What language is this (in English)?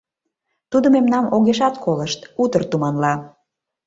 Mari